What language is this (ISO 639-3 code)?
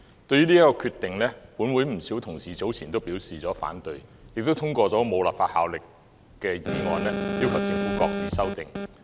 yue